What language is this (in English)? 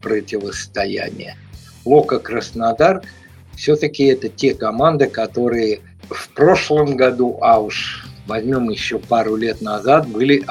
Russian